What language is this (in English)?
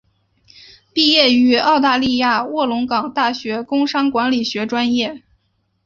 Chinese